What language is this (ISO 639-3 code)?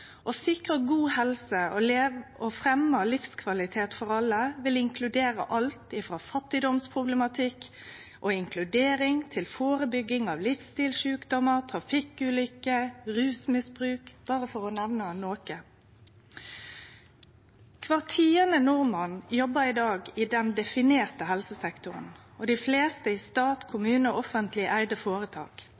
nno